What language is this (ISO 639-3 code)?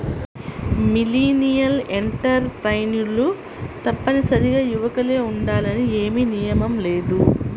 tel